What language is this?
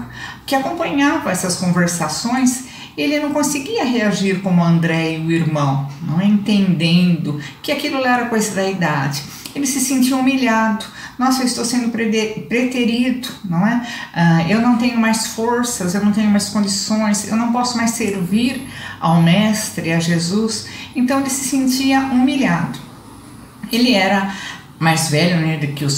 Portuguese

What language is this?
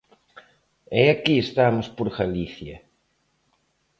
Galician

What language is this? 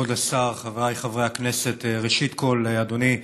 Hebrew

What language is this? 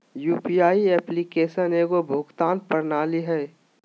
Magahi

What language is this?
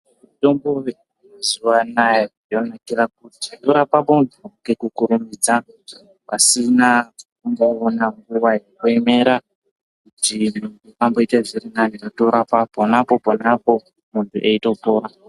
Ndau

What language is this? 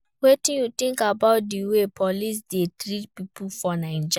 Nigerian Pidgin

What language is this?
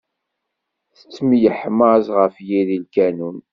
Kabyle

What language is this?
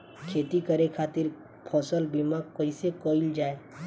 Bhojpuri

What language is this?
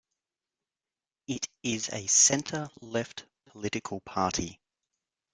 English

